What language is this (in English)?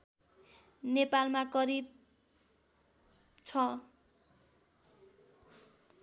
Nepali